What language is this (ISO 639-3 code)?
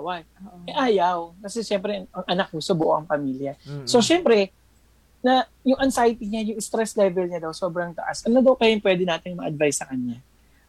fil